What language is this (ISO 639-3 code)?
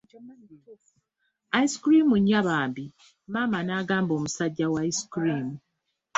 lug